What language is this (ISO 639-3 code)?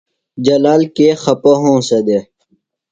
phl